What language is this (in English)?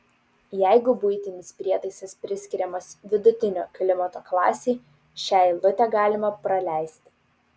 Lithuanian